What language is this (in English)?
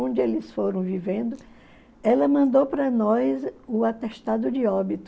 Portuguese